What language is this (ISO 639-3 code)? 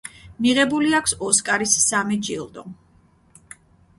kat